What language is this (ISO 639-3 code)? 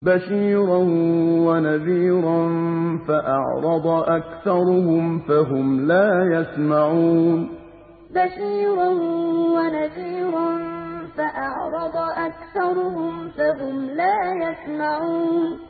ara